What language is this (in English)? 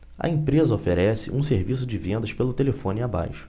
Portuguese